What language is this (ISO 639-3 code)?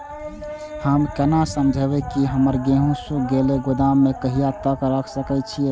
mai